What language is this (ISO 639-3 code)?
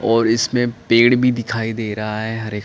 hin